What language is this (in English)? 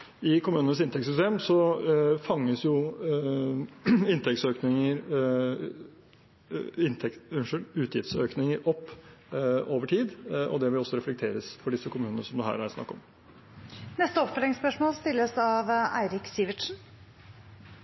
Norwegian